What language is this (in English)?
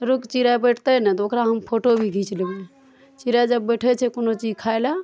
Maithili